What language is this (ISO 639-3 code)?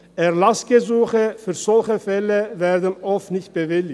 gsw